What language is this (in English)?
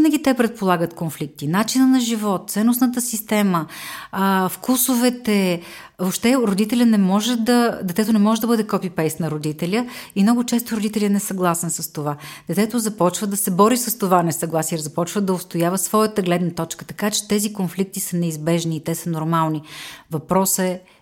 Bulgarian